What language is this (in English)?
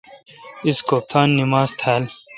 Kalkoti